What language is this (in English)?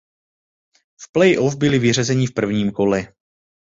Czech